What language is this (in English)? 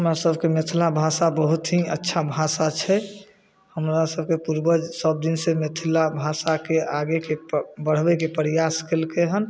Maithili